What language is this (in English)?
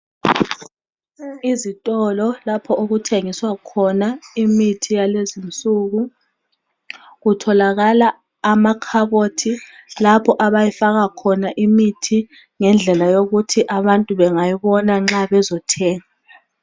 North Ndebele